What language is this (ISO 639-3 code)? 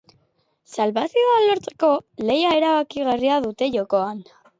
eus